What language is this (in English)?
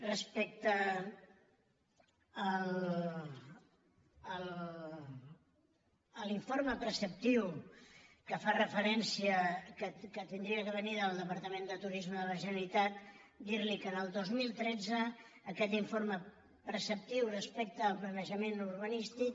Catalan